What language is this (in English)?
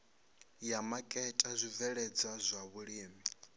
Venda